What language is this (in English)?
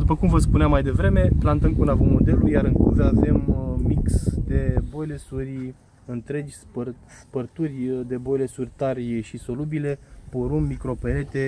Romanian